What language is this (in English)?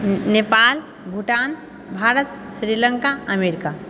Maithili